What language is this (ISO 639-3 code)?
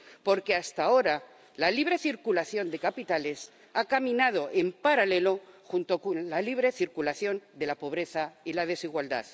spa